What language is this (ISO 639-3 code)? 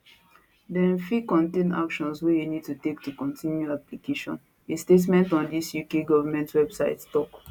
pcm